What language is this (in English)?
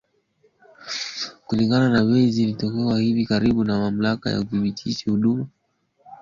Swahili